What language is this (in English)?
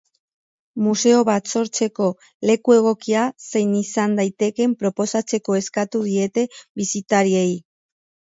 Basque